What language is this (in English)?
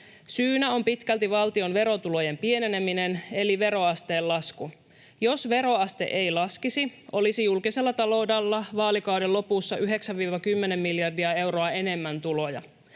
Finnish